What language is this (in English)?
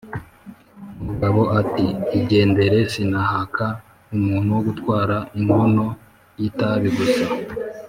Kinyarwanda